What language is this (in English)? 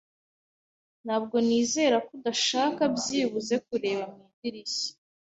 Kinyarwanda